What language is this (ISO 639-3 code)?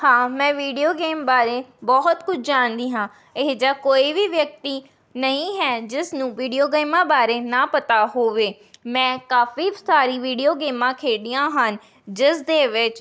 pan